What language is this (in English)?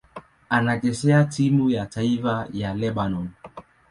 Swahili